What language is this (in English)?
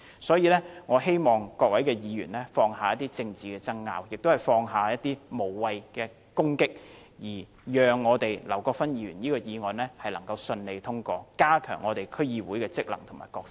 Cantonese